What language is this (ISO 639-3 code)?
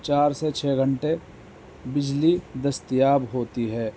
urd